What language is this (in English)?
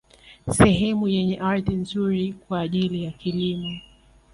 Swahili